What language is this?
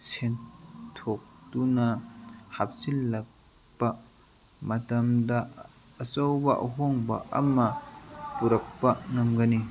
Manipuri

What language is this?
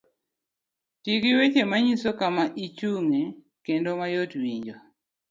Luo (Kenya and Tanzania)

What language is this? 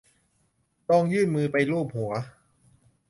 Thai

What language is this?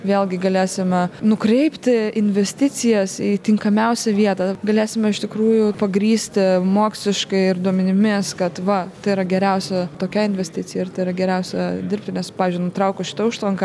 Lithuanian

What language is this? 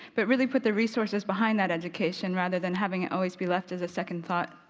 English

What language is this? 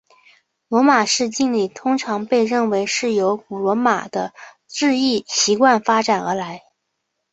Chinese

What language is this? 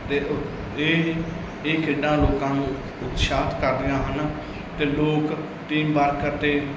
Punjabi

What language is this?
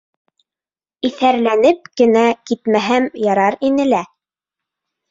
Bashkir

